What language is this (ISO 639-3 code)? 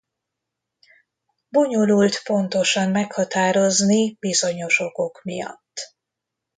hun